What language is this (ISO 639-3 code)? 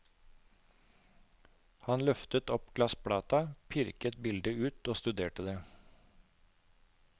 nor